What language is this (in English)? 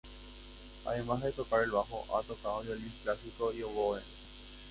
Spanish